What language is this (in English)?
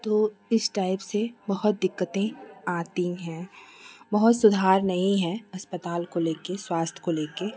Hindi